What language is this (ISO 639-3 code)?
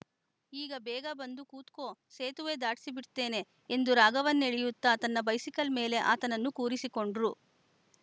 kan